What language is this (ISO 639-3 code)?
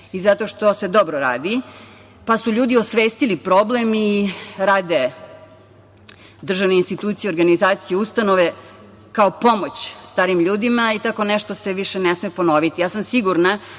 srp